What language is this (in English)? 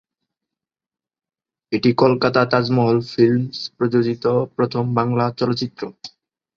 Bangla